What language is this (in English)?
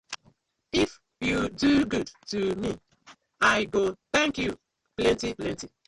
Nigerian Pidgin